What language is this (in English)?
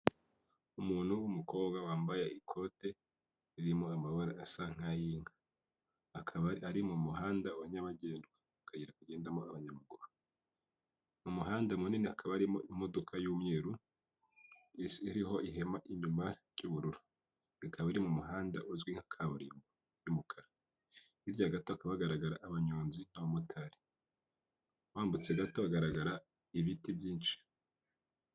Kinyarwanda